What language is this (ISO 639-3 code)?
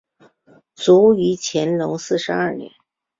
zho